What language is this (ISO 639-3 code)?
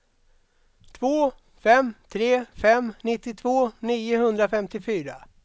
swe